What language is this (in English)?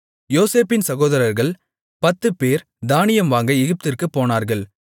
Tamil